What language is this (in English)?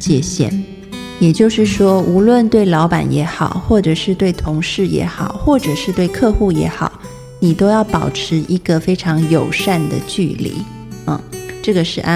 Chinese